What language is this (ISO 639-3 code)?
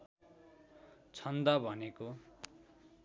nep